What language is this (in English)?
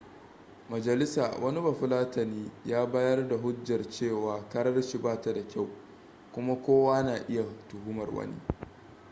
Hausa